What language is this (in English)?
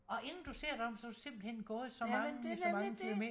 Danish